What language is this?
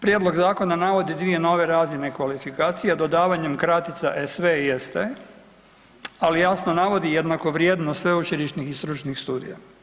Croatian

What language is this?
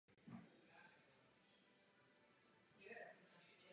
Czech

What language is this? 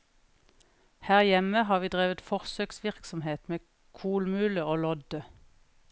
Norwegian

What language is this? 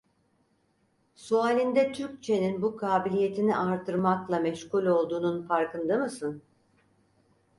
Turkish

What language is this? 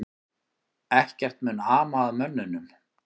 Icelandic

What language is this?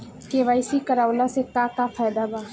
Bhojpuri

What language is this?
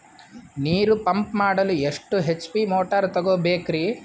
Kannada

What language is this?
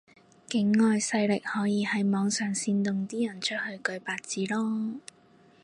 Cantonese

